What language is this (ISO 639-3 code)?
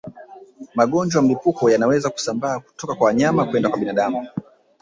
swa